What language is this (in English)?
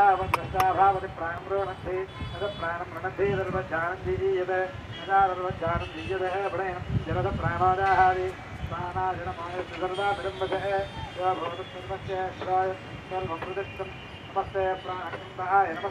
Dutch